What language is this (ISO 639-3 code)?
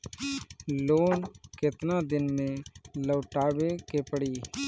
bho